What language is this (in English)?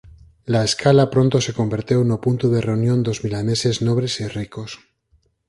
Galician